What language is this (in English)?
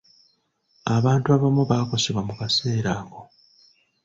Ganda